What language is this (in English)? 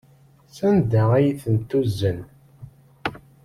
Kabyle